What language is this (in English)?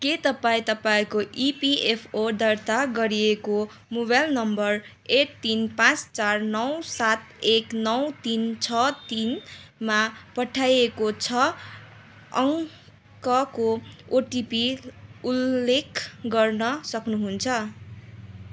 Nepali